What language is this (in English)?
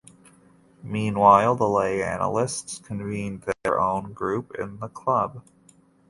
English